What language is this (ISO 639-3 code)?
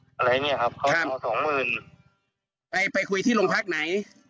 tha